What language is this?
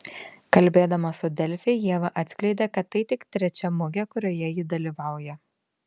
Lithuanian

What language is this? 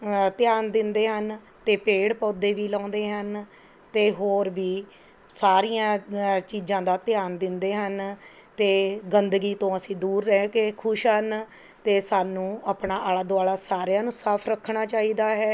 Punjabi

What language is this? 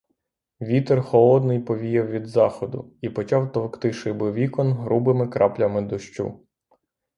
Ukrainian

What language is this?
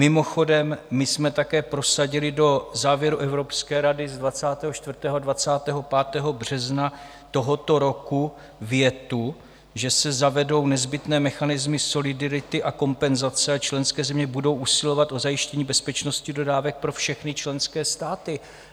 Czech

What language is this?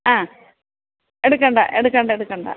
Malayalam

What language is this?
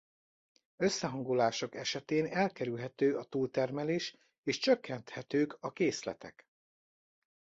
Hungarian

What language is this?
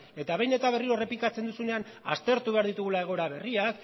Basque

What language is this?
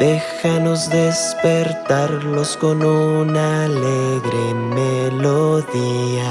Spanish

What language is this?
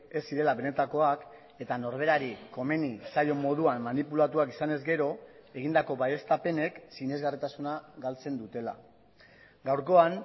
Basque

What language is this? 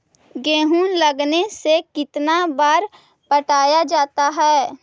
Magahi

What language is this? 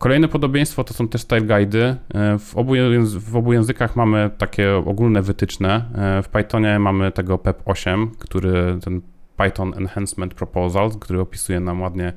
Polish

